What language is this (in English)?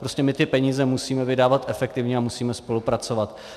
Czech